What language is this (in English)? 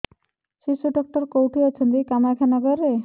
Odia